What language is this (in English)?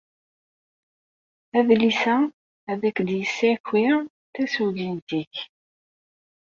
Kabyle